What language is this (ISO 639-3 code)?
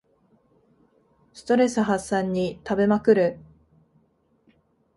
jpn